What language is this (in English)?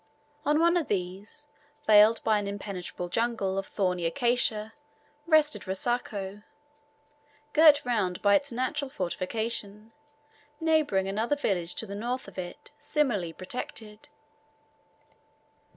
English